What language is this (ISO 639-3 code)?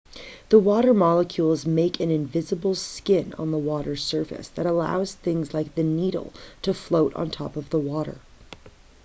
eng